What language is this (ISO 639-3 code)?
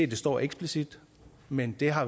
dan